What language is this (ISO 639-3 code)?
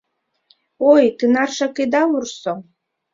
chm